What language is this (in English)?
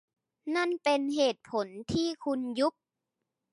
Thai